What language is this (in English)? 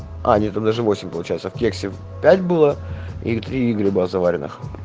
Russian